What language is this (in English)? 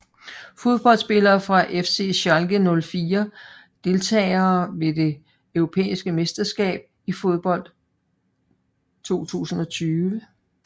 Danish